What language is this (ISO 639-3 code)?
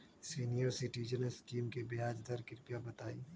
mag